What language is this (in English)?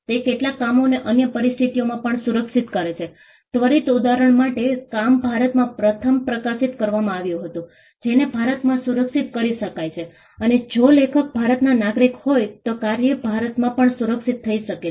Gujarati